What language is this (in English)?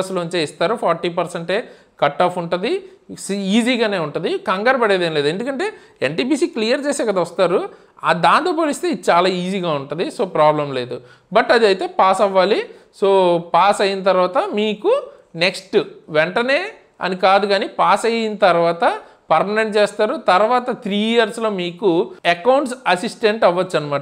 Telugu